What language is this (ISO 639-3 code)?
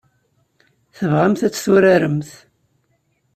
kab